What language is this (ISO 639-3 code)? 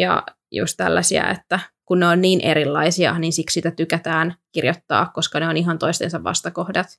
fin